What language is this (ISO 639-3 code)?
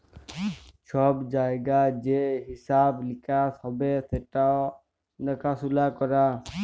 ben